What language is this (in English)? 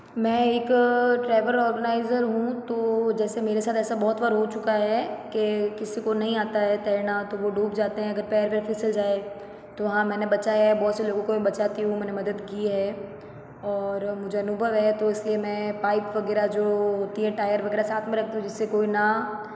Hindi